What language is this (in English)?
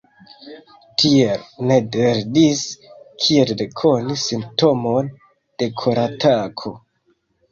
Esperanto